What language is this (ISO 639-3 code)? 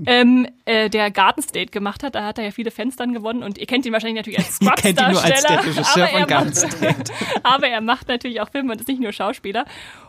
deu